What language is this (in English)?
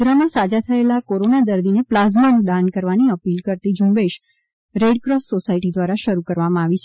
Gujarati